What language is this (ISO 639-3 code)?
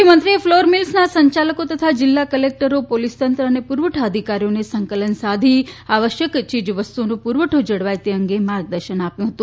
guj